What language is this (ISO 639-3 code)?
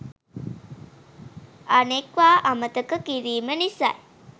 sin